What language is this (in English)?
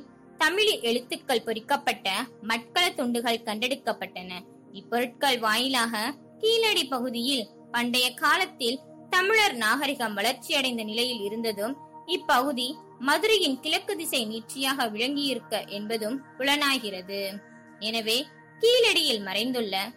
Tamil